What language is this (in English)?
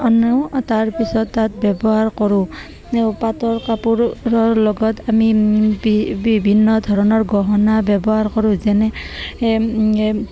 Assamese